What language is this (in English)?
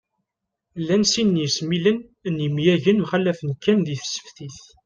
Kabyle